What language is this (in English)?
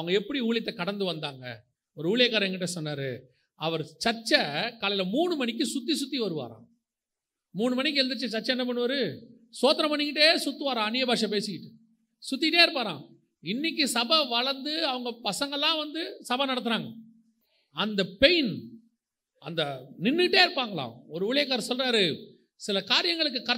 Tamil